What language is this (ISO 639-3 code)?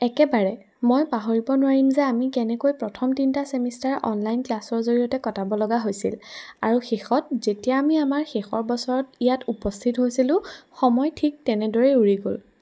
asm